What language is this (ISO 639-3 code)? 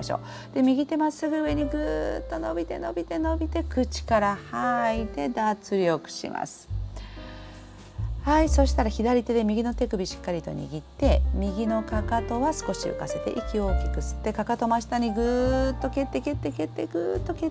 jpn